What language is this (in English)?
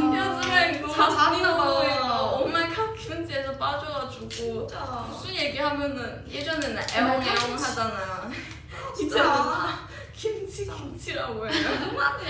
Korean